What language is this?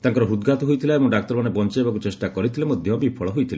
Odia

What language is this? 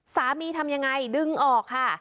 Thai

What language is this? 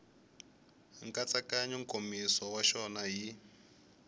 Tsonga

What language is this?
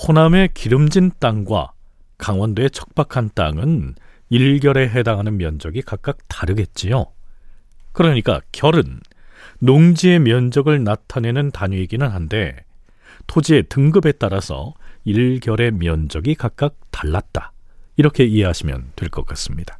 Korean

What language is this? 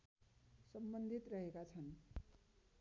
Nepali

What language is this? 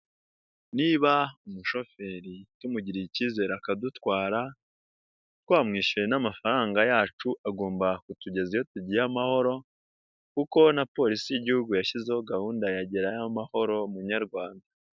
Kinyarwanda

